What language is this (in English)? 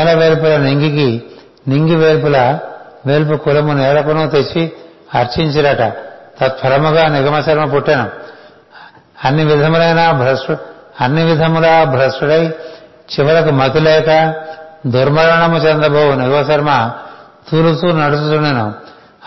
Telugu